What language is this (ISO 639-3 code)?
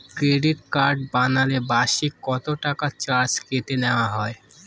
ben